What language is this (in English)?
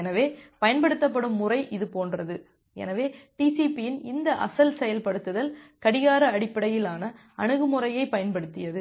Tamil